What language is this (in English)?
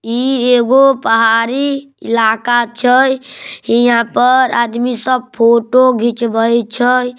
Magahi